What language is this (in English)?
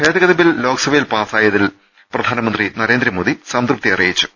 Malayalam